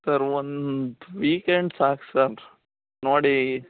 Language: Kannada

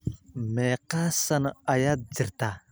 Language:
Somali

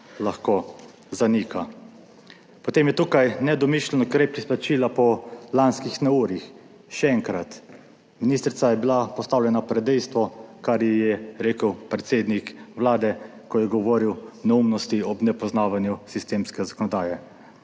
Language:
Slovenian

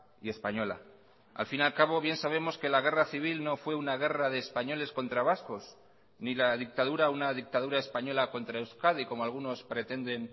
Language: Spanish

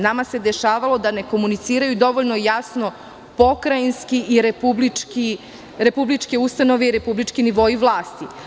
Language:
Serbian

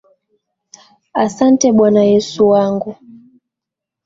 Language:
Swahili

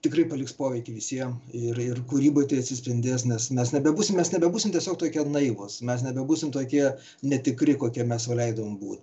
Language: Lithuanian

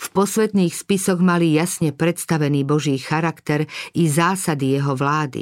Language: Slovak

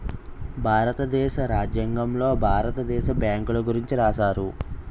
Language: Telugu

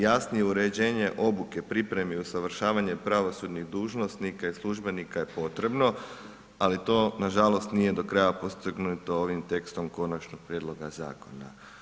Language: Croatian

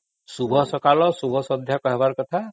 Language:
Odia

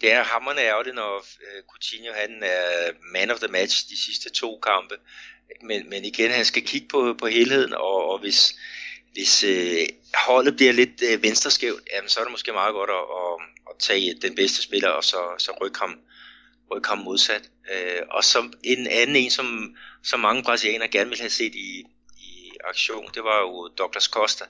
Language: Danish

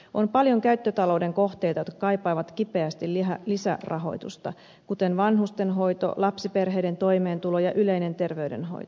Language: Finnish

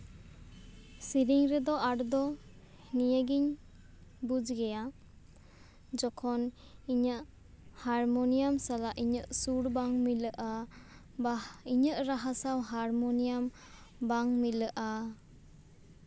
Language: Santali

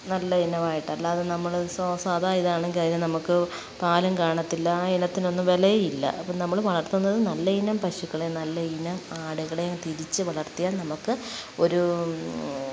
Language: Malayalam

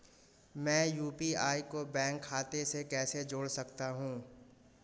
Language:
Hindi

